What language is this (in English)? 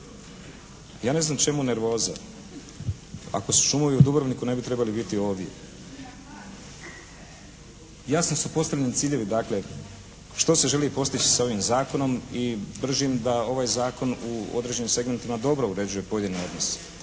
Croatian